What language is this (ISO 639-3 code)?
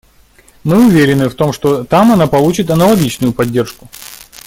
rus